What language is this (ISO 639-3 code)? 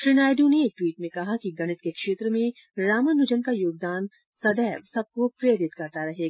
hin